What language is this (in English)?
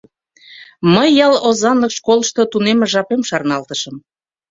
Mari